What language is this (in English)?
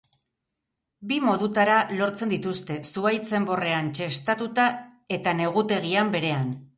Basque